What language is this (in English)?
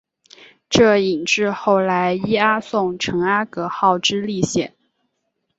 Chinese